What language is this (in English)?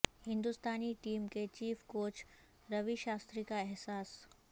Urdu